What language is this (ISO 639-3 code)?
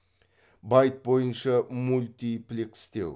kaz